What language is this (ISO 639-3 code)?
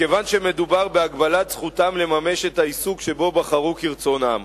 heb